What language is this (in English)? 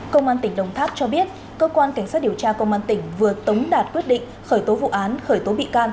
Vietnamese